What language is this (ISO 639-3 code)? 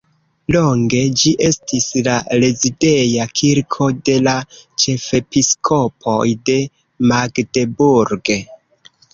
epo